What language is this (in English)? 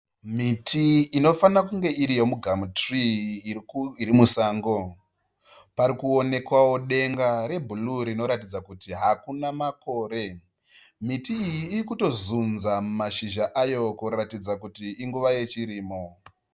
Shona